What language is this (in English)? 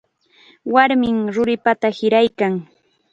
Chiquián Ancash Quechua